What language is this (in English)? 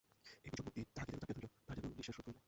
Bangla